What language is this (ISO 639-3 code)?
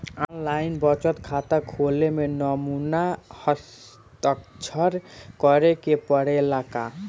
bho